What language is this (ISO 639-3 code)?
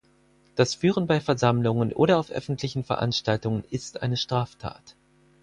deu